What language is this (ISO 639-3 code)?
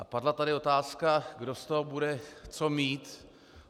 ces